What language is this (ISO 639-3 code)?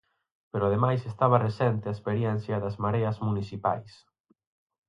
glg